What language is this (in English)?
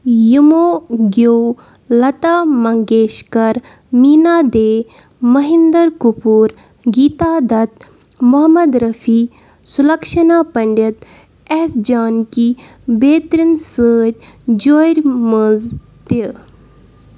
Kashmiri